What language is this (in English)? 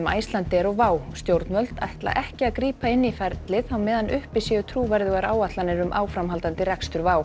Icelandic